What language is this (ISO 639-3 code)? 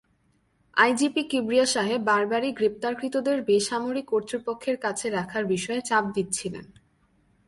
ben